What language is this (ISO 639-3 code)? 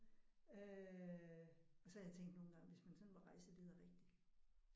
dan